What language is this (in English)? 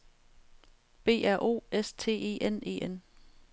Danish